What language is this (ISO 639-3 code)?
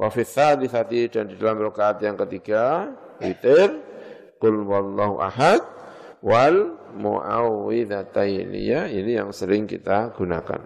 ind